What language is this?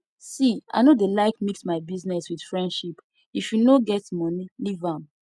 Nigerian Pidgin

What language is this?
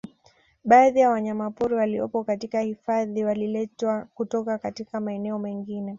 Swahili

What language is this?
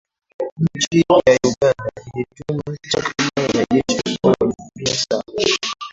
Swahili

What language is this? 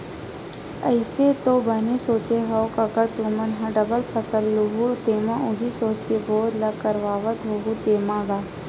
Chhattisgarhi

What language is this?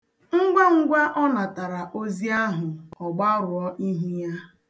Igbo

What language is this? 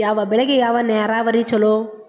Kannada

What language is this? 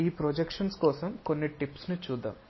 Telugu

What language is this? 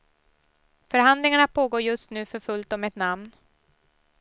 Swedish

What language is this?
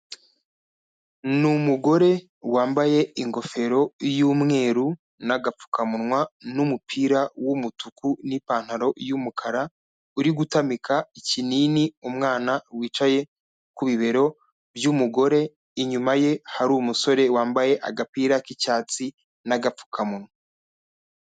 Kinyarwanda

